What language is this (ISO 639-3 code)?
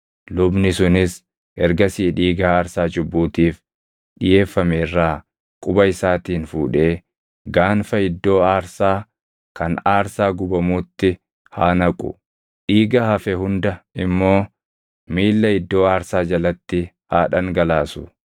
orm